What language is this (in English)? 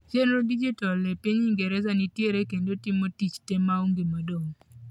Luo (Kenya and Tanzania)